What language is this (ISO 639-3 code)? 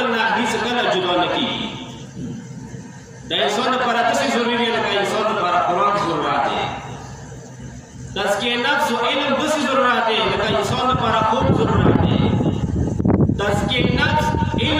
ron